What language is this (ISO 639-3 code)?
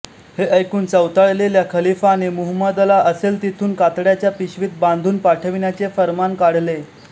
mar